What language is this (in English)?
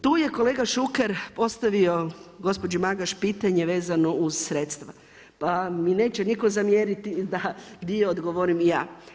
Croatian